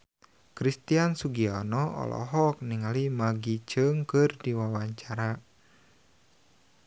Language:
Sundanese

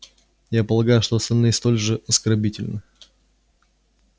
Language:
Russian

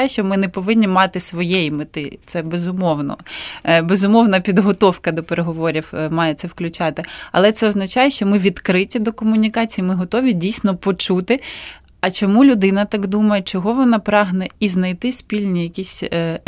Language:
Ukrainian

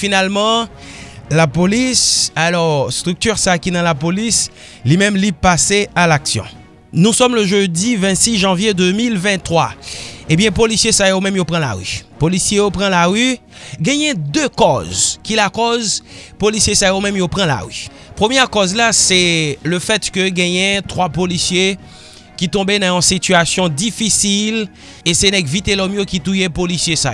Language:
French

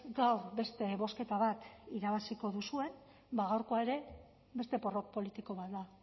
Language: Basque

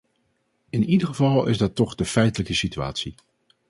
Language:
Dutch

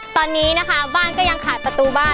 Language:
Thai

